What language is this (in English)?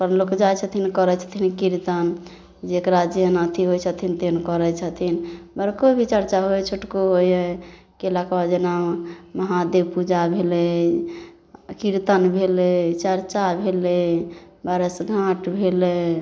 Maithili